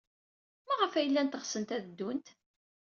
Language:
Kabyle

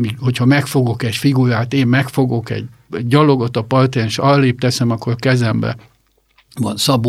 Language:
Hungarian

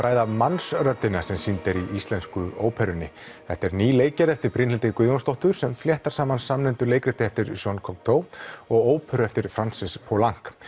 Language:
Icelandic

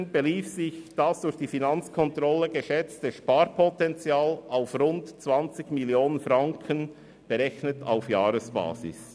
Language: Swiss German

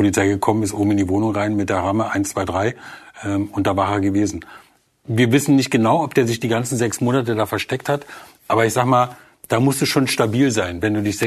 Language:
German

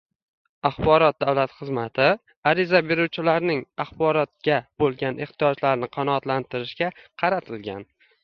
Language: Uzbek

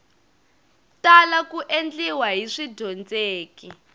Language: Tsonga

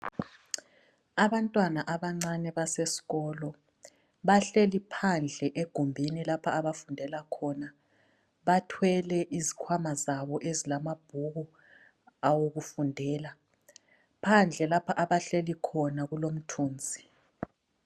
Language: North Ndebele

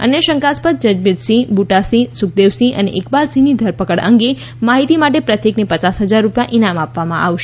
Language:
Gujarati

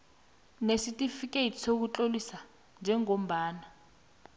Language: South Ndebele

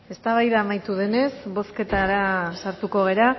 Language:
Basque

